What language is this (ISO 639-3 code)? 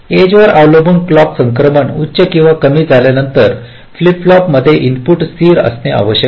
mar